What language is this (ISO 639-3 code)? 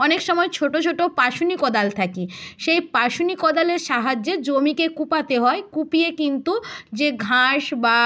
ben